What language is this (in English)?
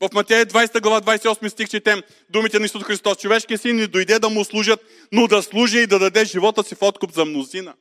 Bulgarian